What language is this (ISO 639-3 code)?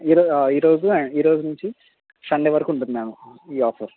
tel